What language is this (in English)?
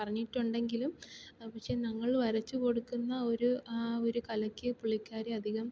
Malayalam